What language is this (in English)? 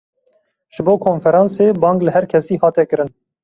Kurdish